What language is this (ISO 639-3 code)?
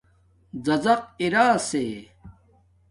dmk